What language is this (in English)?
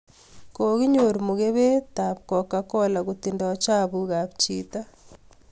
Kalenjin